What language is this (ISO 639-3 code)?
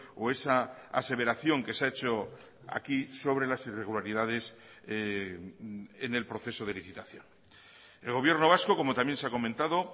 spa